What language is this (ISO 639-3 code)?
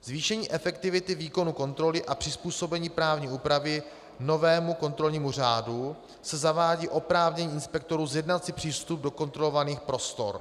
ces